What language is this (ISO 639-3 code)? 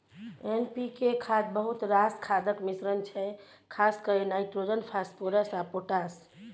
mai